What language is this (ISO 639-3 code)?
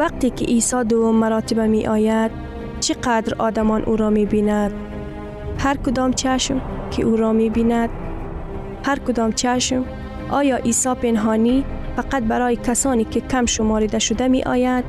fas